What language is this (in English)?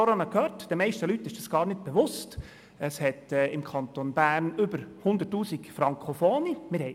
Swiss German